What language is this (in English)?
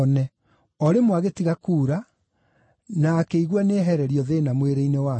Kikuyu